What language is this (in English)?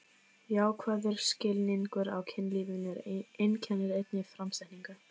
Icelandic